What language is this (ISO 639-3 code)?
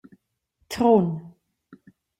roh